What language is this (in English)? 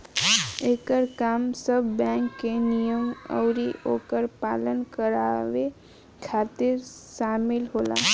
Bhojpuri